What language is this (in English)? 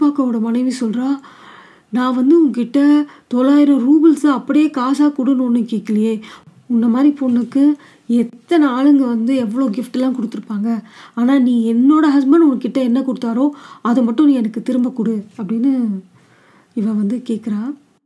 Tamil